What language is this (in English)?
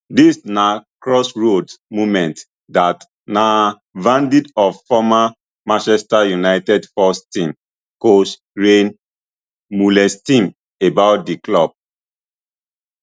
Nigerian Pidgin